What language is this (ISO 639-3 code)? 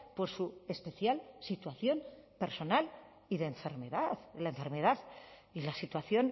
spa